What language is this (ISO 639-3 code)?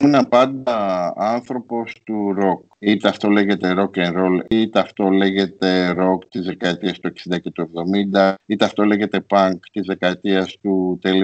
ell